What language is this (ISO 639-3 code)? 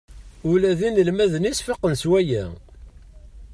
kab